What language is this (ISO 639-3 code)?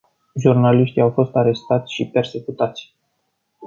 ron